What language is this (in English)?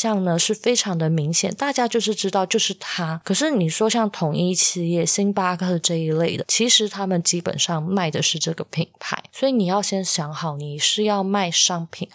Chinese